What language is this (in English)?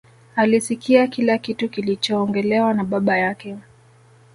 Swahili